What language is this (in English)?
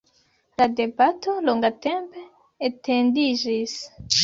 Esperanto